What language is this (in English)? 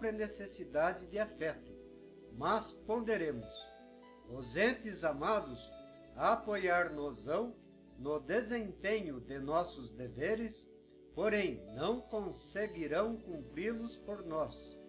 Portuguese